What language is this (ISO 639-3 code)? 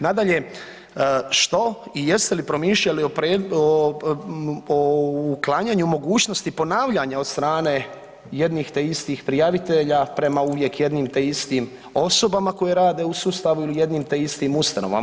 hrv